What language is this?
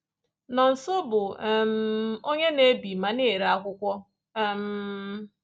Igbo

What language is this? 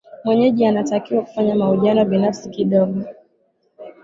Swahili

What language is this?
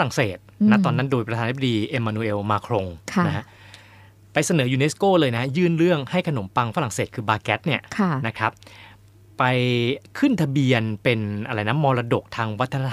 Thai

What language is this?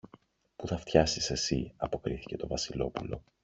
Greek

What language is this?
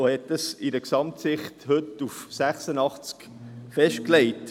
Swiss German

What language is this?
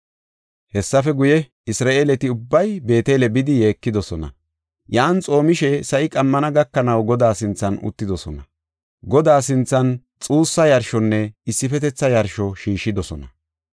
Gofa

